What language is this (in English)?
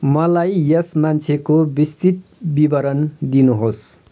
Nepali